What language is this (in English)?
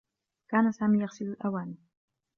Arabic